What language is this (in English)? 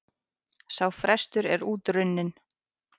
Icelandic